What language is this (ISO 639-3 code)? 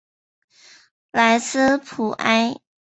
zho